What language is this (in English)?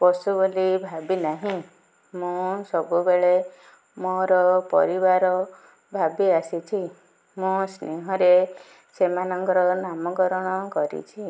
Odia